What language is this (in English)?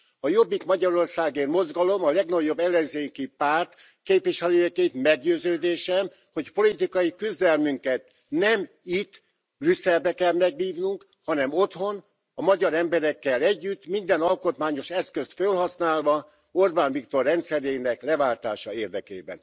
Hungarian